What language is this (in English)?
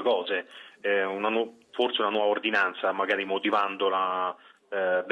Italian